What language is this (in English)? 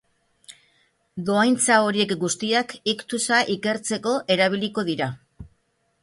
Basque